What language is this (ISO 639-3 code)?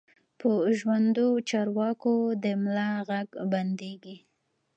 pus